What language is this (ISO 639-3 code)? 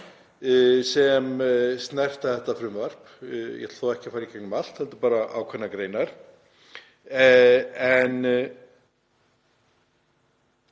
isl